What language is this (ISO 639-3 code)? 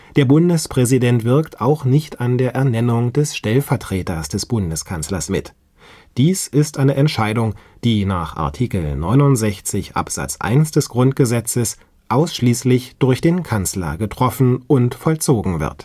deu